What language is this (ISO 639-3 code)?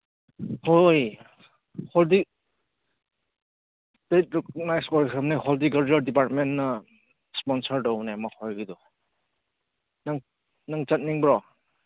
mni